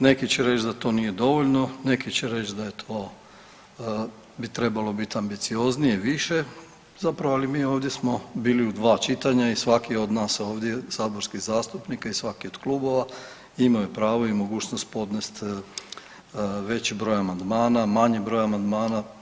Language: Croatian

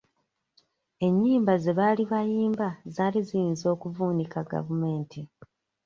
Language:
Ganda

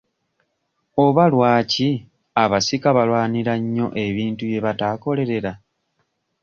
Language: Ganda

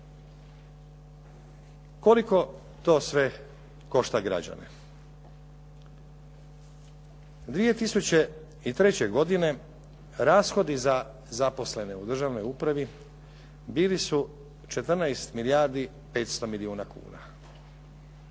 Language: Croatian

